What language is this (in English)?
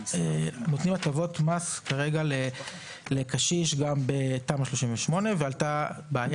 Hebrew